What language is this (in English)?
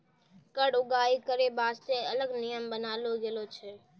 Maithili